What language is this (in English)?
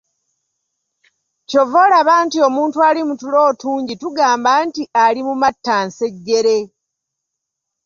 Ganda